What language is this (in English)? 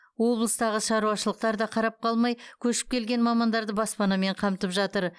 Kazakh